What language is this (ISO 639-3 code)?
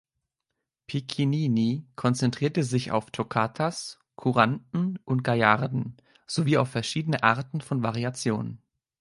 deu